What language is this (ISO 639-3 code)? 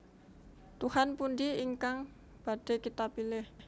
jav